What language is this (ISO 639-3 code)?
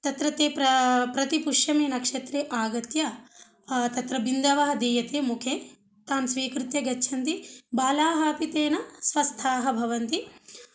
san